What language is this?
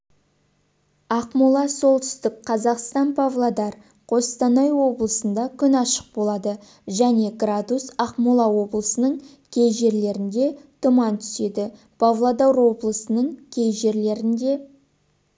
Kazakh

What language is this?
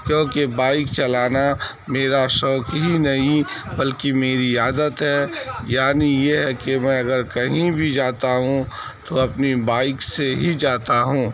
Urdu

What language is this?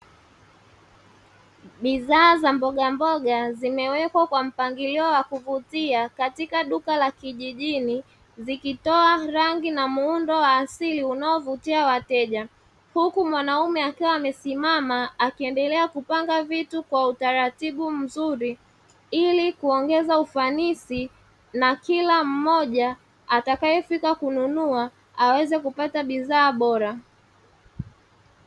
Swahili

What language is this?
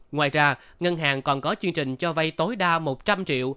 Vietnamese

